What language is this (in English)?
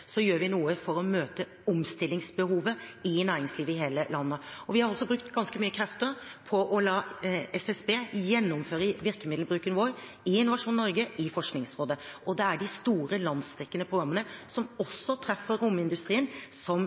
Norwegian Bokmål